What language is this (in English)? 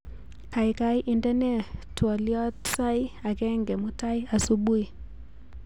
Kalenjin